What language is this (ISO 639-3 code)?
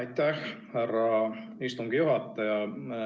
est